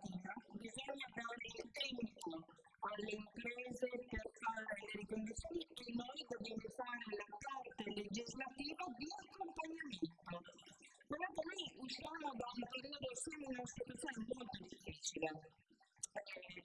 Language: Italian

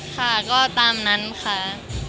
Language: Thai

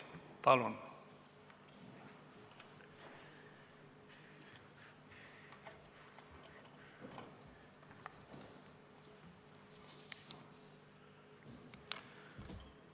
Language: Estonian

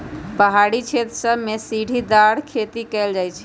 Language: Magahi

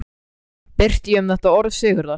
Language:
Icelandic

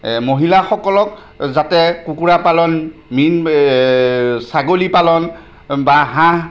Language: Assamese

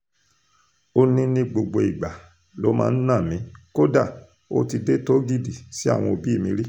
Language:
Yoruba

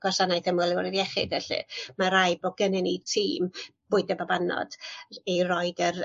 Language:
Welsh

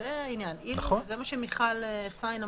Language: Hebrew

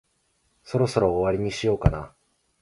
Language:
Japanese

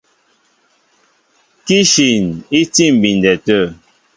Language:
Mbo (Cameroon)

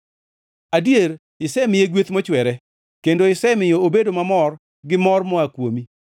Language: Luo (Kenya and Tanzania)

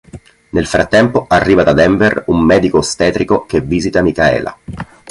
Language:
Italian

